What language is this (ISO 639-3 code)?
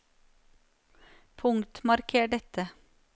nor